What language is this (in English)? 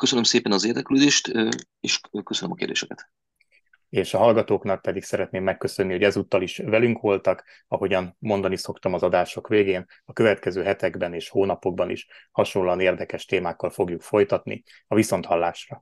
Hungarian